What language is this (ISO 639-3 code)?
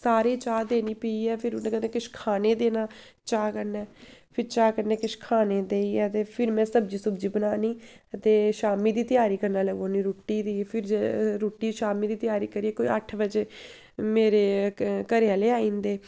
doi